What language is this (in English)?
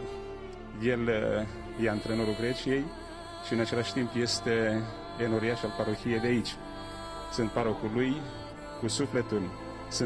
Romanian